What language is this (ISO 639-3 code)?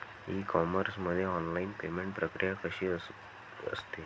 mar